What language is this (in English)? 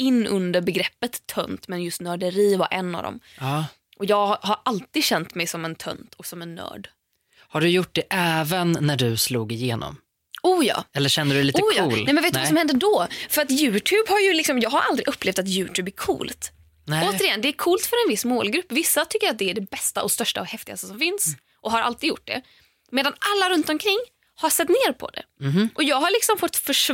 Swedish